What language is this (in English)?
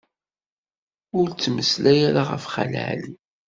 Kabyle